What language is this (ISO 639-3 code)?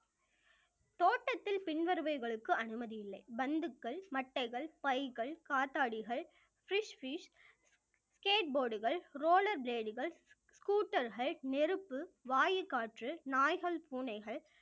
tam